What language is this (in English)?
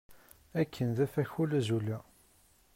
Kabyle